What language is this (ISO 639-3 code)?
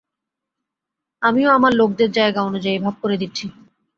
ben